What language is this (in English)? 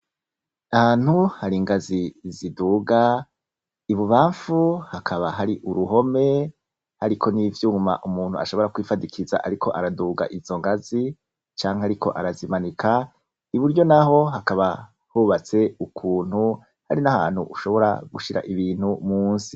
Rundi